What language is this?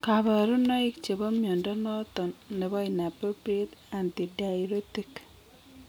Kalenjin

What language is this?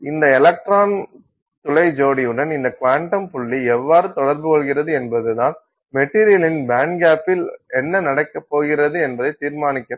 Tamil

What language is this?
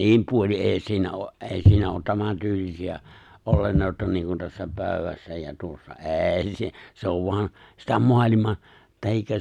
Finnish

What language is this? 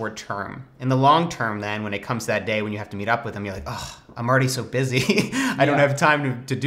English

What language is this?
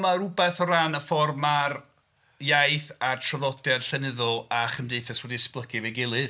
Welsh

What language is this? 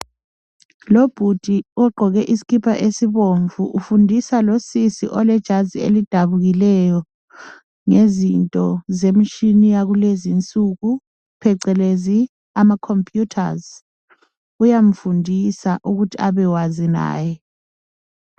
North Ndebele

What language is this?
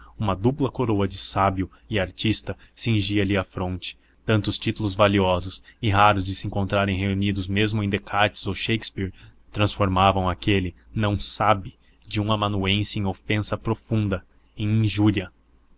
Portuguese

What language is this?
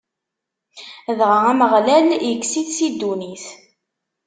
Kabyle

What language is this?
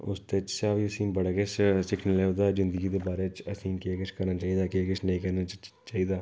Dogri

